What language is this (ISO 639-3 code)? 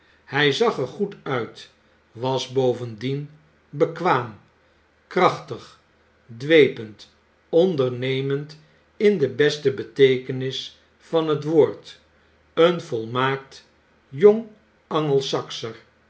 nld